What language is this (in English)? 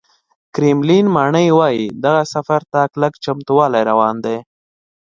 Pashto